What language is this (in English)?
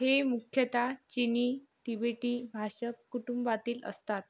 Marathi